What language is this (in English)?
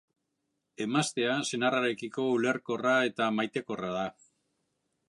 Basque